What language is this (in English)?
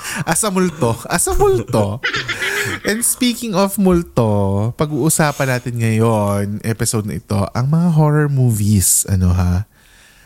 Filipino